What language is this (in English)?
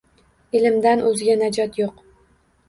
Uzbek